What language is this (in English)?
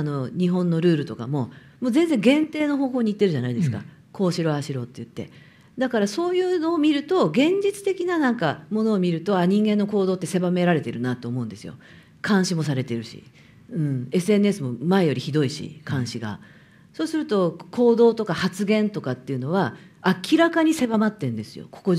Japanese